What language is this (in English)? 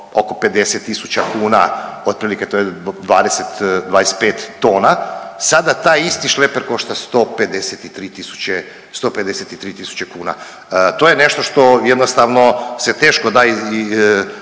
Croatian